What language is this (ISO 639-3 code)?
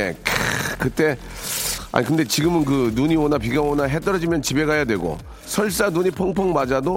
kor